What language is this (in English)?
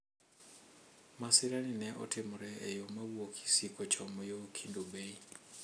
Luo (Kenya and Tanzania)